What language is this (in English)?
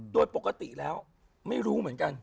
Thai